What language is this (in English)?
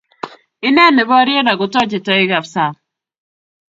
Kalenjin